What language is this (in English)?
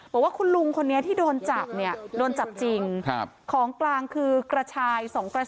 Thai